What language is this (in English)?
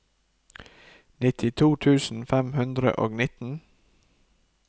Norwegian